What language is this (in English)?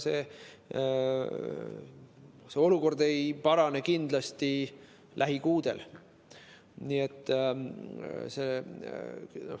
Estonian